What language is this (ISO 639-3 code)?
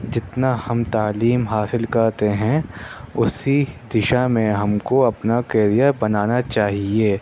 urd